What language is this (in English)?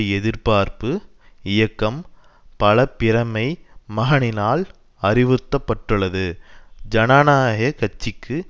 Tamil